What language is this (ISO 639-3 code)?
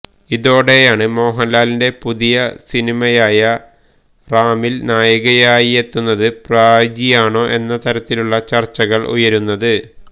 mal